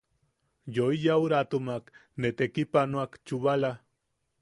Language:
Yaqui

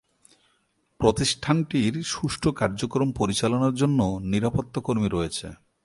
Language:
Bangla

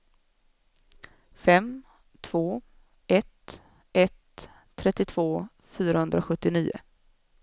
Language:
Swedish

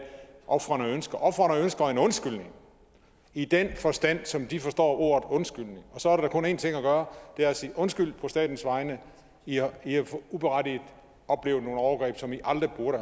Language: Danish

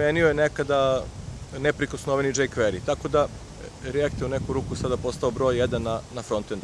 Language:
Serbian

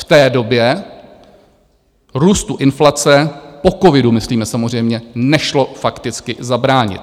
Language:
Czech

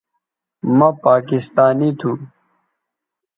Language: Bateri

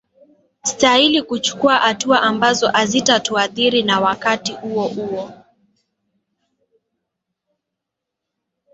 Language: Swahili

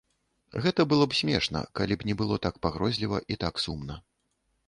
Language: Belarusian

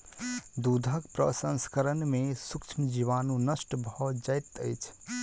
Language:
Maithili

